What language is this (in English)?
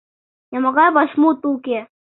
Mari